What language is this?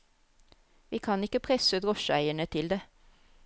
Norwegian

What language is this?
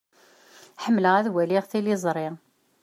Kabyle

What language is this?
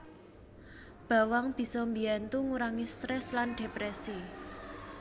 Javanese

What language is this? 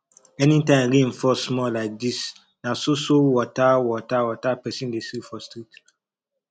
Nigerian Pidgin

